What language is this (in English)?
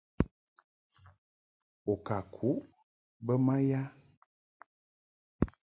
Mungaka